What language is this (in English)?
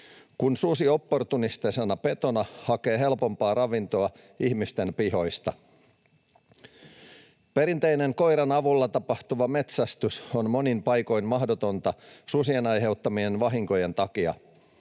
Finnish